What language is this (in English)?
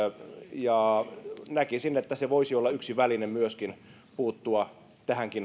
Finnish